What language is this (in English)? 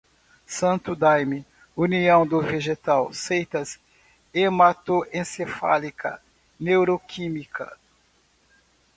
Portuguese